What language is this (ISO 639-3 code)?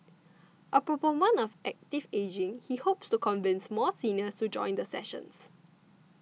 eng